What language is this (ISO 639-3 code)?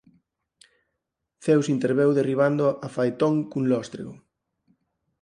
glg